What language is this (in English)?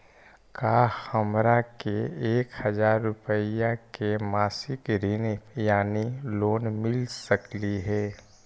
Magahi